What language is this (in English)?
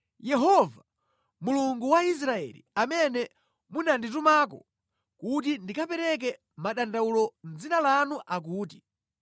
Nyanja